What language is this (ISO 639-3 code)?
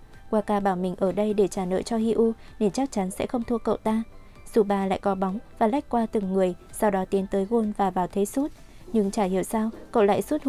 vie